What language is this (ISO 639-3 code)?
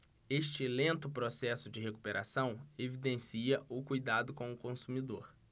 por